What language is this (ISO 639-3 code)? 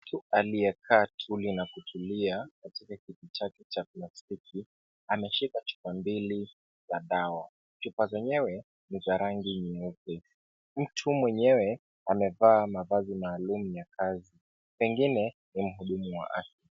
swa